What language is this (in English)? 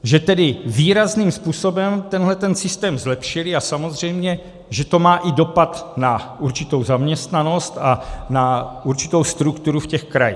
Czech